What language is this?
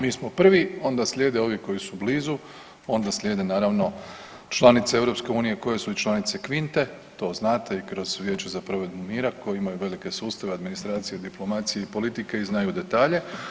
Croatian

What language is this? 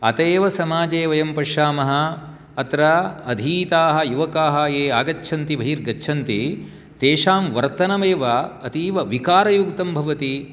Sanskrit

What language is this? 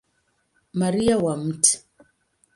Swahili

